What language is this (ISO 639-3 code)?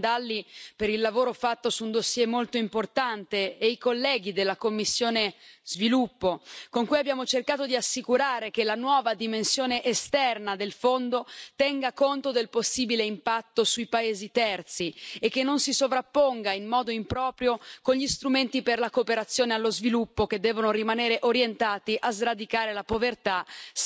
ita